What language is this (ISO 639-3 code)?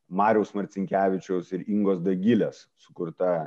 lit